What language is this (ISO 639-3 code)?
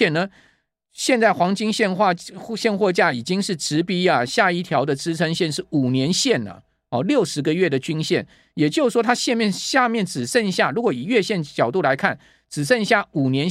zho